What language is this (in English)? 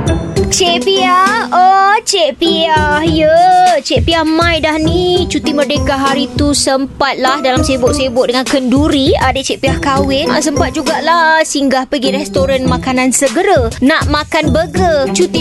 Malay